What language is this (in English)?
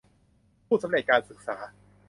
Thai